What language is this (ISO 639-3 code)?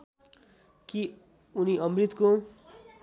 nep